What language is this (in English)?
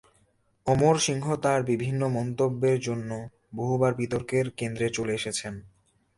Bangla